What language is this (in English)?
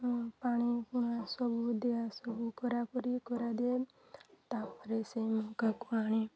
Odia